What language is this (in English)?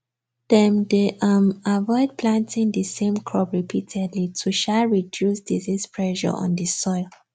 Nigerian Pidgin